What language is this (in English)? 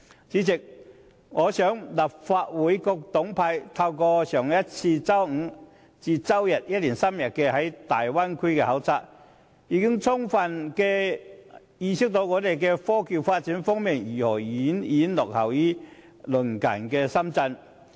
Cantonese